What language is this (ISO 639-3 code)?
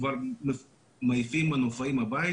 heb